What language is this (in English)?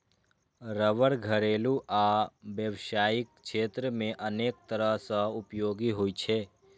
Maithili